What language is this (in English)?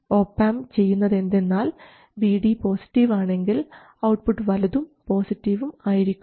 Malayalam